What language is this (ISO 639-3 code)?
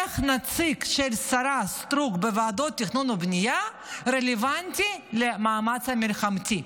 heb